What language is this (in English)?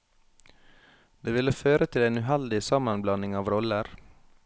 Norwegian